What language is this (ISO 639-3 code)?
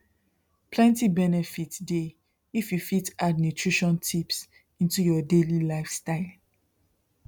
pcm